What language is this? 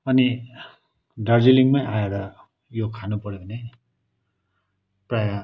Nepali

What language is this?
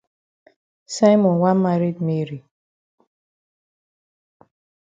Cameroon Pidgin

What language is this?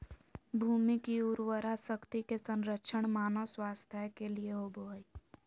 Magahi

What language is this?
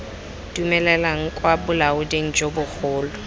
Tswana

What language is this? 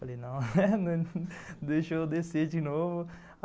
Portuguese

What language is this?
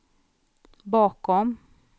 Swedish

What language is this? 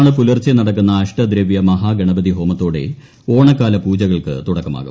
Malayalam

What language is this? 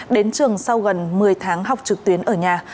Vietnamese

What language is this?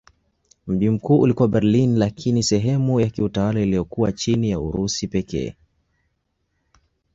Swahili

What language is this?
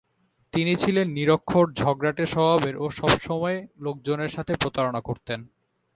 Bangla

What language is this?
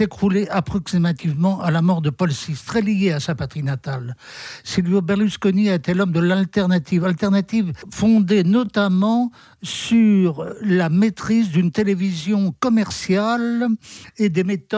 French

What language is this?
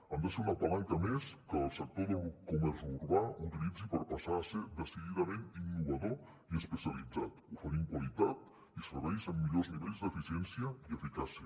Catalan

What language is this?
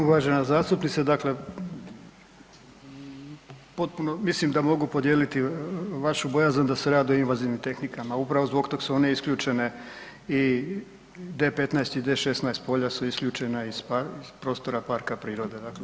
Croatian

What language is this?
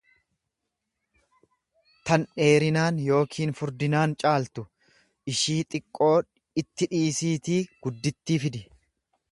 Oromo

